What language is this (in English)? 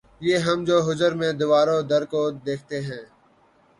Urdu